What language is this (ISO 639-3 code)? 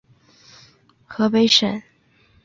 zho